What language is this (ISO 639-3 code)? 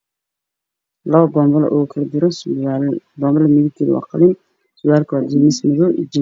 som